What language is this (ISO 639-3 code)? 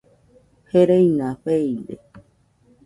hux